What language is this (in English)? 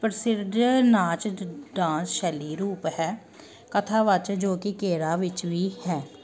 Punjabi